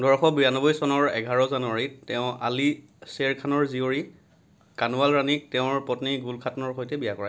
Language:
Assamese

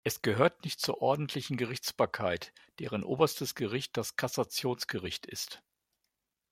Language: German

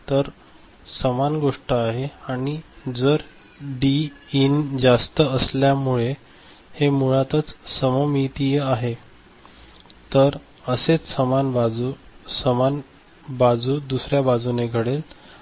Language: Marathi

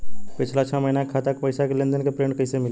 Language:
Bhojpuri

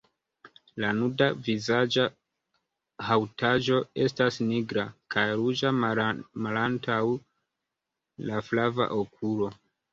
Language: Esperanto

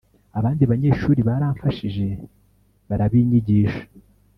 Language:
Kinyarwanda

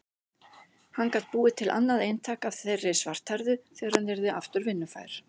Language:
Icelandic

